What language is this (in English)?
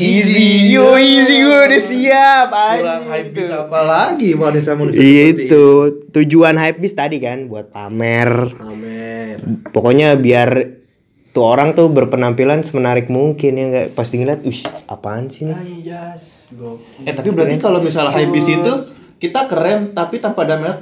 Indonesian